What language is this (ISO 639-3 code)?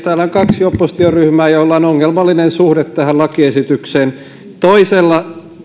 fin